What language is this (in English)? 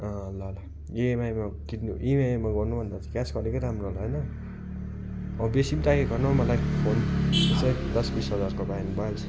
Nepali